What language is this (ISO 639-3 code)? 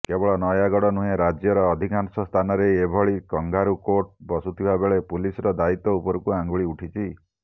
ori